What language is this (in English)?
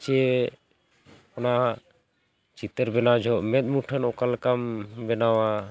Santali